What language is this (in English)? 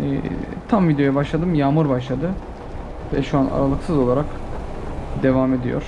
Turkish